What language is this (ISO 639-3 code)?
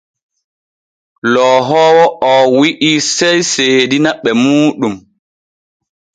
fue